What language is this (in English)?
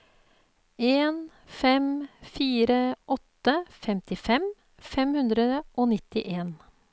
Norwegian